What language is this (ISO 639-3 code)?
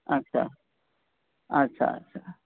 urd